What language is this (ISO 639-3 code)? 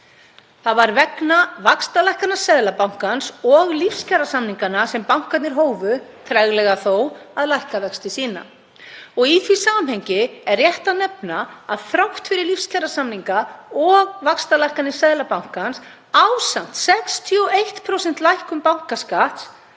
isl